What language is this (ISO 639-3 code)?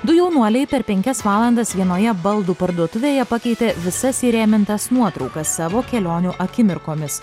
lit